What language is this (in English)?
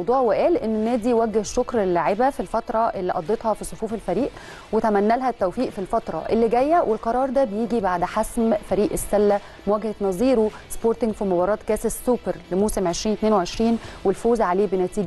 Arabic